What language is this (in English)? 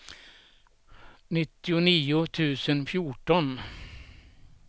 Swedish